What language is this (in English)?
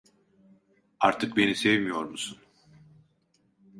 Turkish